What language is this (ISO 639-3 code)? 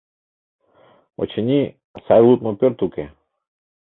chm